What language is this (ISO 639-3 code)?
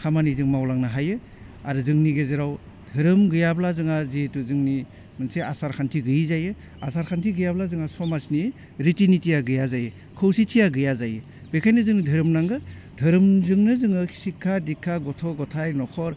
brx